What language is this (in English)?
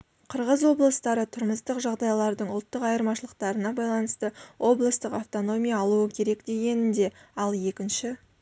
Kazakh